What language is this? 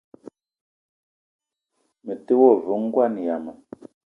Eton (Cameroon)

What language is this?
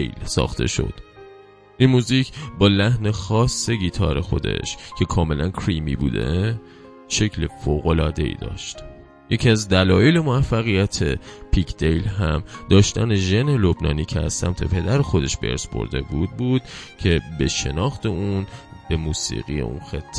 Persian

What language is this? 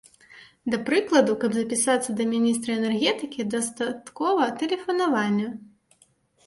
Belarusian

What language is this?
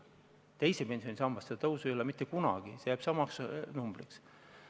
Estonian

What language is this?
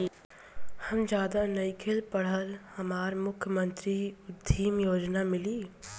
Bhojpuri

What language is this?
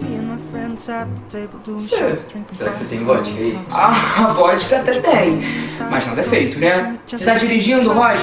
Portuguese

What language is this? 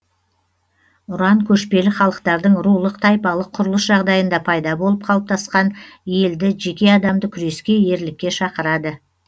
Kazakh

